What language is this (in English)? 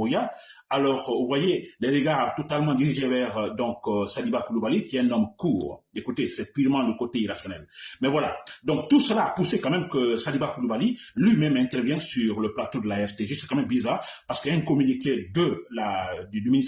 French